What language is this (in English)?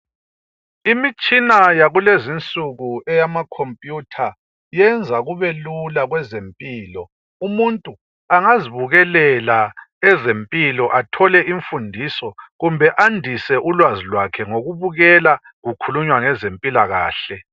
North Ndebele